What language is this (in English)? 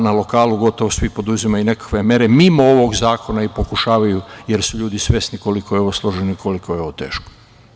Serbian